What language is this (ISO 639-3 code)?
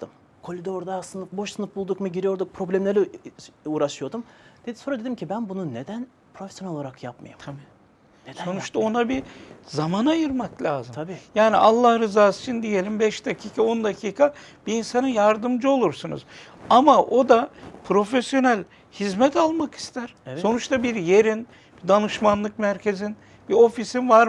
tur